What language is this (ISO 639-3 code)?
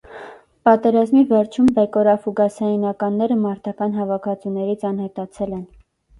hye